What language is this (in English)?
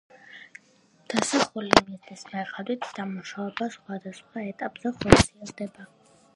Georgian